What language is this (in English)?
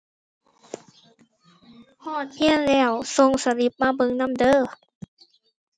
Thai